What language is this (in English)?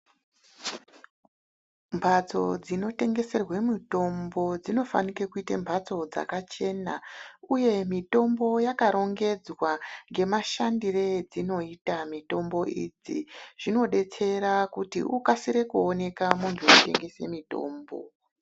Ndau